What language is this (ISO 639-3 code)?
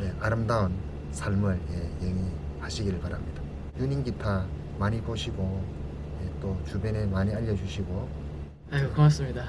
kor